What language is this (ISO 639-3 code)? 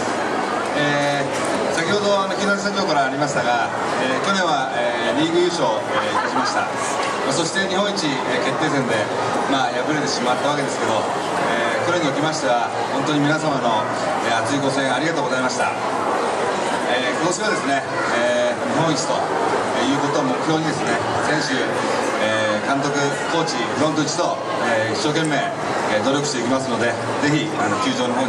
jpn